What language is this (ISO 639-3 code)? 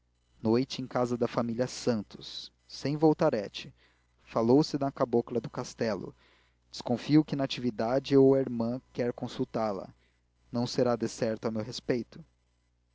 por